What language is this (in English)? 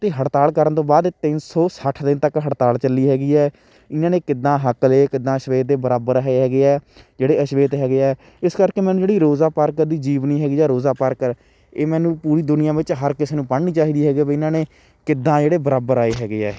Punjabi